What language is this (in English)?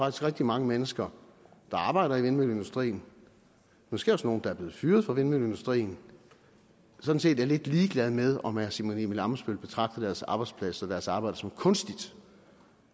Danish